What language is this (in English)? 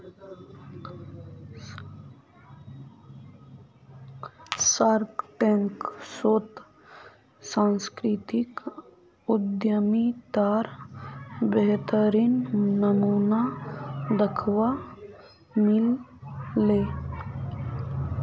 Magahi